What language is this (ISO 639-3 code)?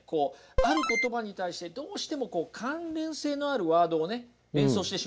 jpn